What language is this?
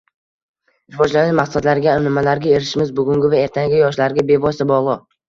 Uzbek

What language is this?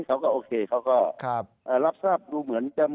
Thai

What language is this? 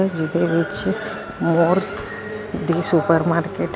Punjabi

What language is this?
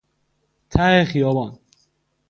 Persian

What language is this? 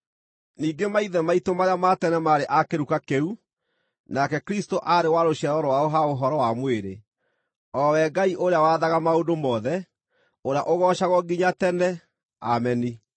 Kikuyu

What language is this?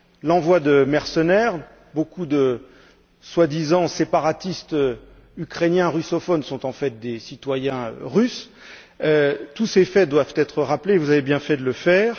French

